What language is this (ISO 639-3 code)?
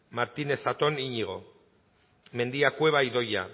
eus